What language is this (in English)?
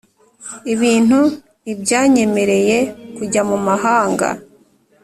Kinyarwanda